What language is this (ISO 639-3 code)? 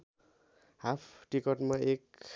nep